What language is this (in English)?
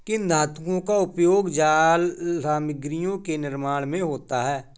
Hindi